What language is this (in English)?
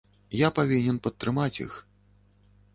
Belarusian